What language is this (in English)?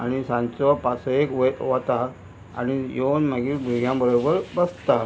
Konkani